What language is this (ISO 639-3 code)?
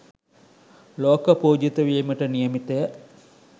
sin